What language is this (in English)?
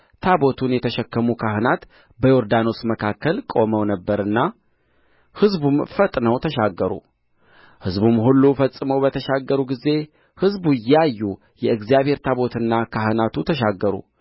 Amharic